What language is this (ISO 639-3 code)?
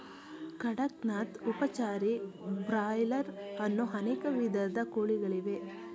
kan